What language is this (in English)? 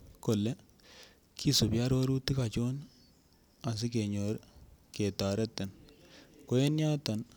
Kalenjin